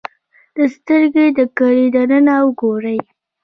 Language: Pashto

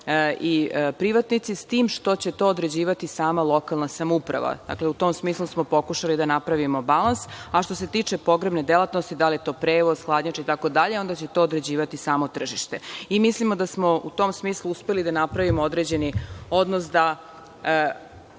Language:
Serbian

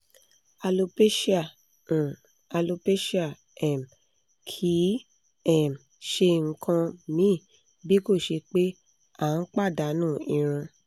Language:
Yoruba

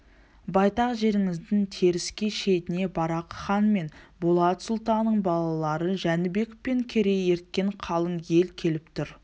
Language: Kazakh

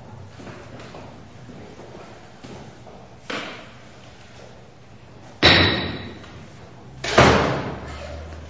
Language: English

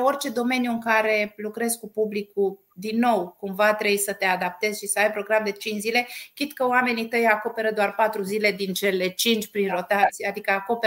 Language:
Romanian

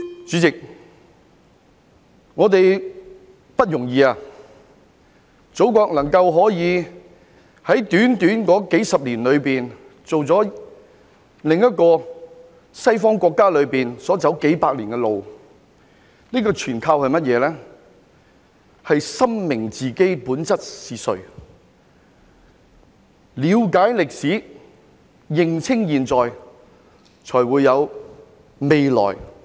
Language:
Cantonese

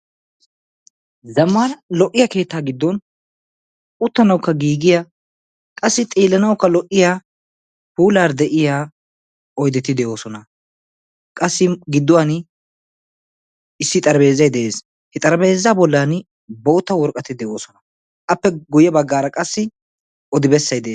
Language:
Wolaytta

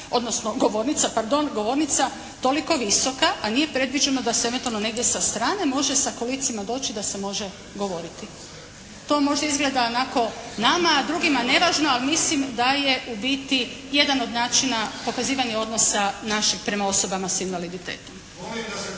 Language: Croatian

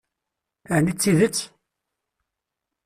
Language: Kabyle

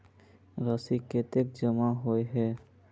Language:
Magahi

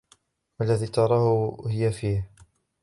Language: Arabic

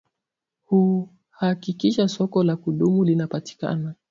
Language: Swahili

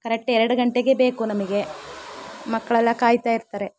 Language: Kannada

